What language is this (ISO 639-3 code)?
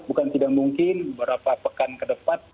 ind